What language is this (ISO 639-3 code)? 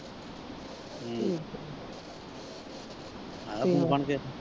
pan